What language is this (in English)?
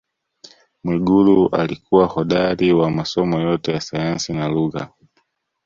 Swahili